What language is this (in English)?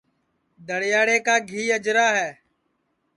Sansi